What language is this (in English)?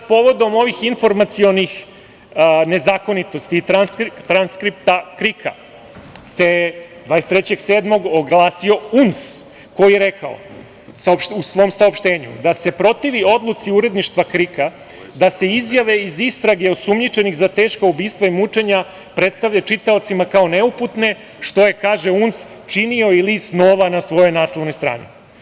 Serbian